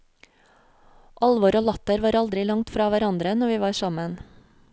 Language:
Norwegian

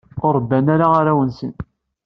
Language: Kabyle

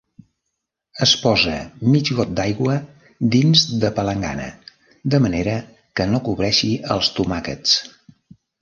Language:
Catalan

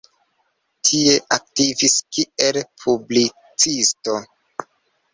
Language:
Esperanto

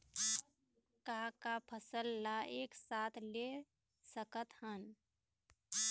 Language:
Chhattisgarhi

